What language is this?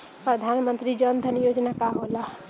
Bhojpuri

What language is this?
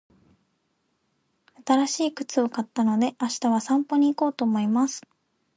Japanese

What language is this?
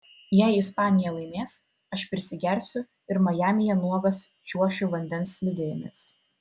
Lithuanian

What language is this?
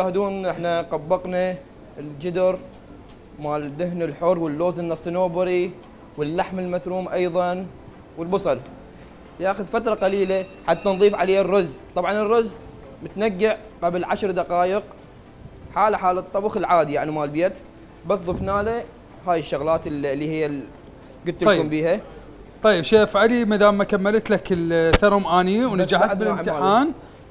Arabic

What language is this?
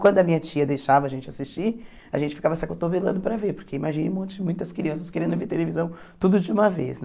Portuguese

